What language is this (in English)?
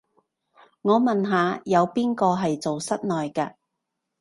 Cantonese